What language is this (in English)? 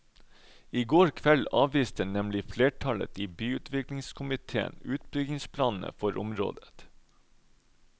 Norwegian